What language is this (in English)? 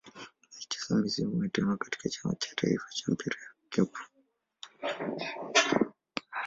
Swahili